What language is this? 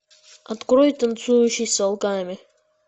Russian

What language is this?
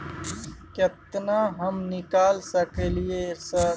Maithili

